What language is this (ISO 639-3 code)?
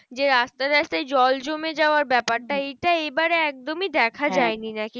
ben